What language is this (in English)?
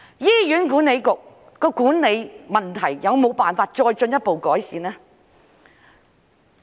Cantonese